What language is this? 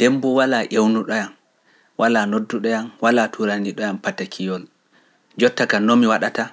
Pular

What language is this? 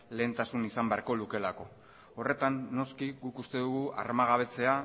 Basque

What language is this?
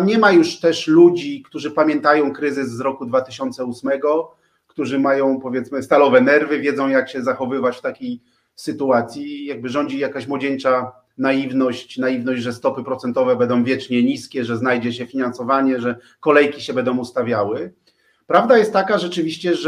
Polish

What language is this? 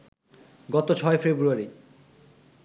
Bangla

